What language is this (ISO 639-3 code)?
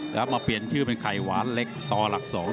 tha